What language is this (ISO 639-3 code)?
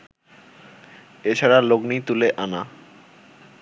ben